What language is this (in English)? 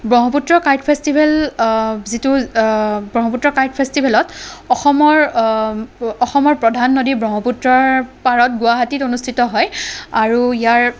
Assamese